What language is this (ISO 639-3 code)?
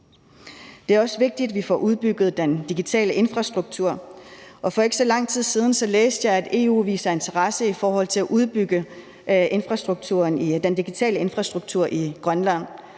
dan